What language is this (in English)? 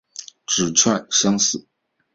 Chinese